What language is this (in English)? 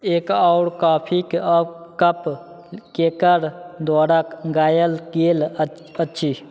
Maithili